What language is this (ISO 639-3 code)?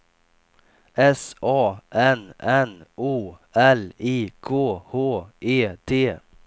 swe